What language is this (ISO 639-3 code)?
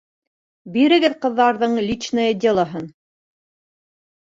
bak